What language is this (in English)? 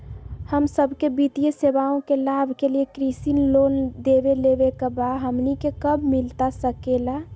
Magahi